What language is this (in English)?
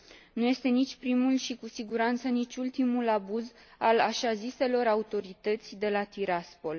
Romanian